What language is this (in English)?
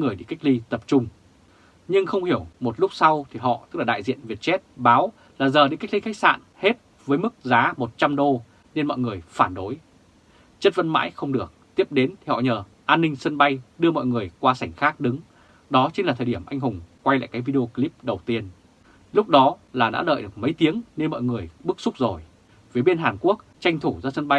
Vietnamese